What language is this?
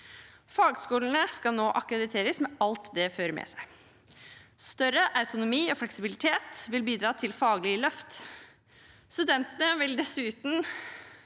Norwegian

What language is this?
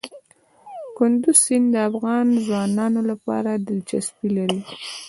Pashto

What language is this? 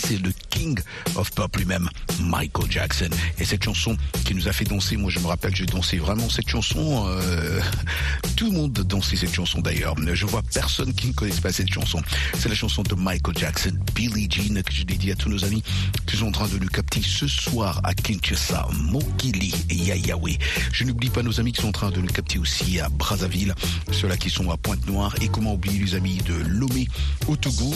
French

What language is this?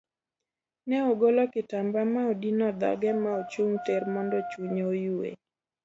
Luo (Kenya and Tanzania)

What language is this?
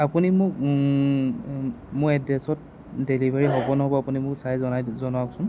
Assamese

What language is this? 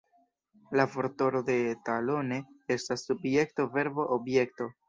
Esperanto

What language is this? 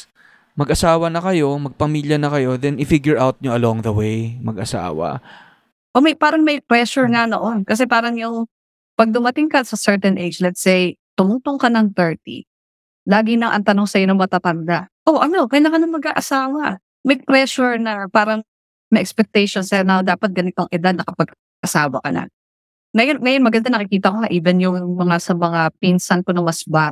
Filipino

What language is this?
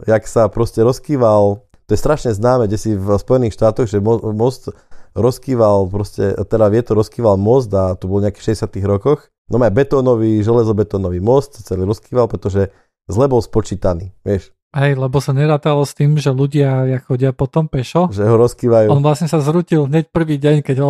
Slovak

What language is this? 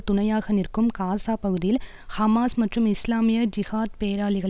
Tamil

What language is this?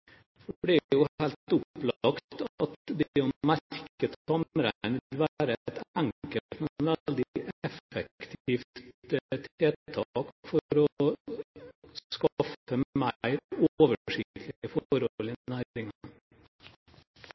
Norwegian Bokmål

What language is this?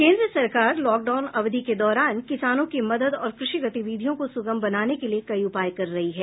Hindi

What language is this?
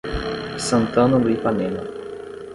Portuguese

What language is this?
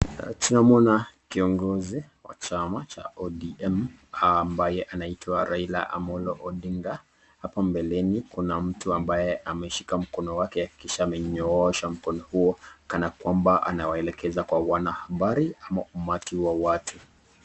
Swahili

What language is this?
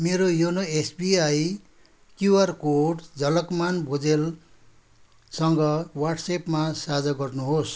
Nepali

